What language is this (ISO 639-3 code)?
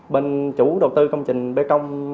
vie